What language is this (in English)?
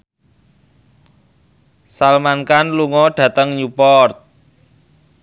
Javanese